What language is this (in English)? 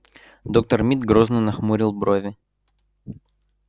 Russian